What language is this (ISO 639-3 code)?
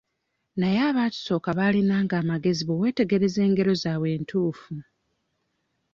lug